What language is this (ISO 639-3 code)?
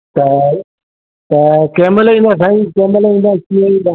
snd